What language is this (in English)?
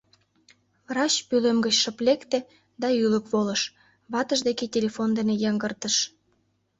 Mari